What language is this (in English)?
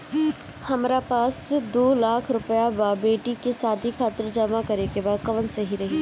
Bhojpuri